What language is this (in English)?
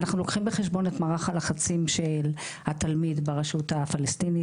Hebrew